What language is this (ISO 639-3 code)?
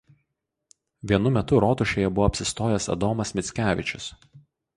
lit